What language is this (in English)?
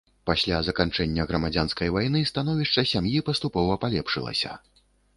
Belarusian